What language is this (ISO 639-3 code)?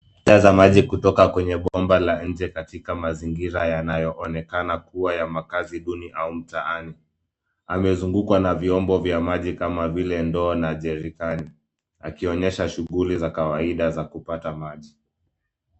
swa